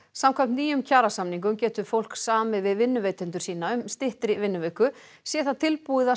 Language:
Icelandic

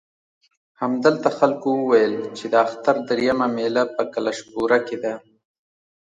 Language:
Pashto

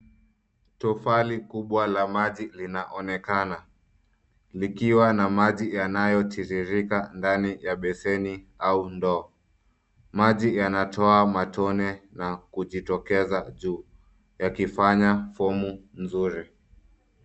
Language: Swahili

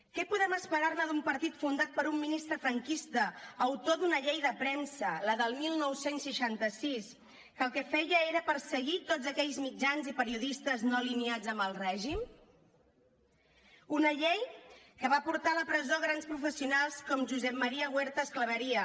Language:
Catalan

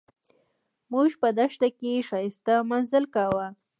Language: Pashto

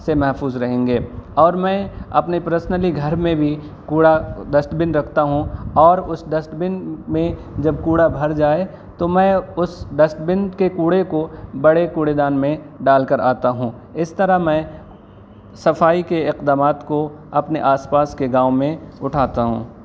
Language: Urdu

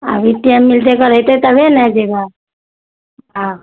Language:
Maithili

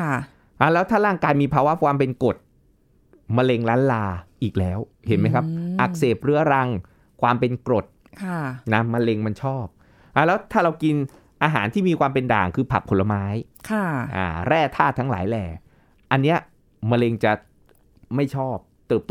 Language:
Thai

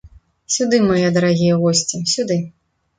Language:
Belarusian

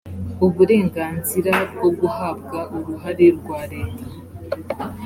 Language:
Kinyarwanda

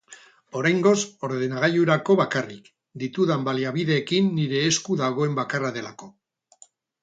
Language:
Basque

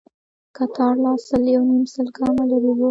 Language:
Pashto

